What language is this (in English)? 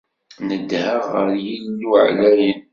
Kabyle